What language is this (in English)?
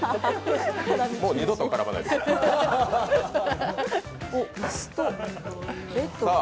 Japanese